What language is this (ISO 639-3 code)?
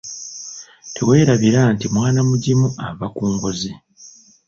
lug